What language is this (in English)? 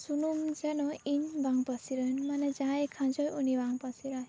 Santali